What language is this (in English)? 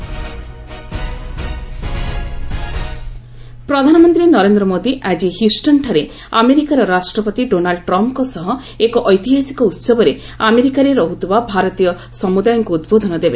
Odia